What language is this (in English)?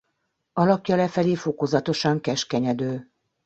Hungarian